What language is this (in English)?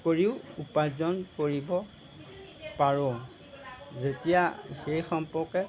Assamese